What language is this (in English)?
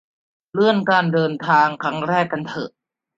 Thai